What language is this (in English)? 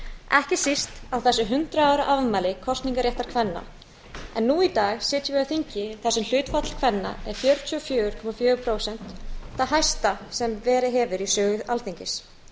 Icelandic